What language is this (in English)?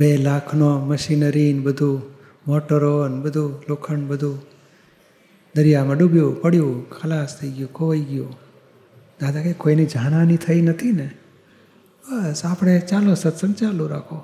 Gujarati